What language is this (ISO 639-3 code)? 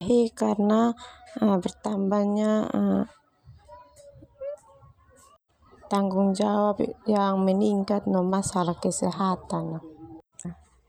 twu